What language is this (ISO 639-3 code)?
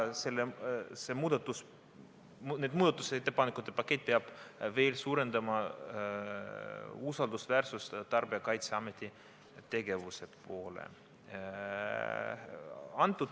est